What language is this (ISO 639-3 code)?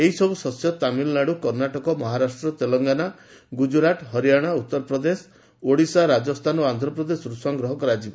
ori